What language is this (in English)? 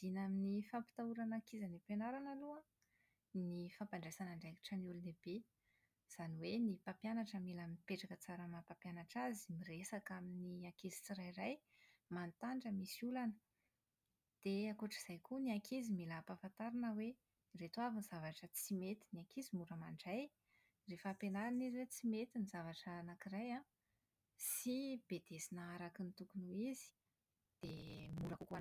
Malagasy